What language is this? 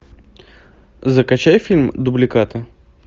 Russian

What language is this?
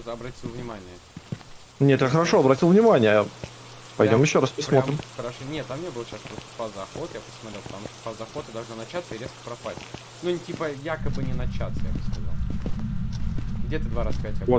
Russian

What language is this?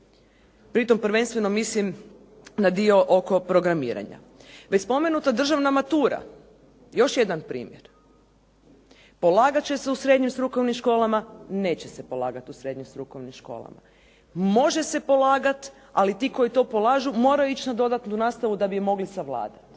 Croatian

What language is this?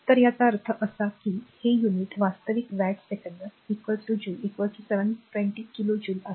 Marathi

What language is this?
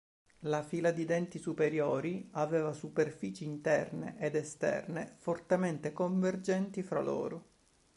Italian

